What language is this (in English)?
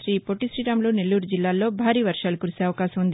Telugu